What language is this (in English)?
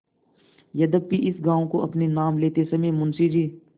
Hindi